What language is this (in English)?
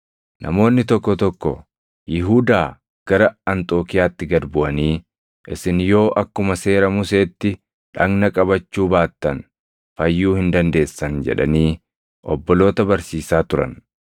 Oromo